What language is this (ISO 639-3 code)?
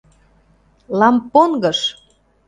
chm